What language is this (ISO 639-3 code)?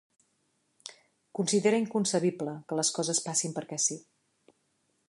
cat